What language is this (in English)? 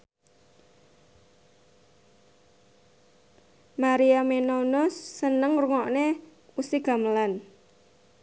Javanese